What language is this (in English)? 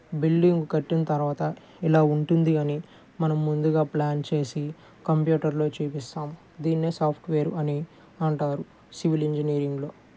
Telugu